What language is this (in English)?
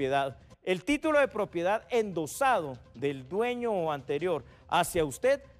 Spanish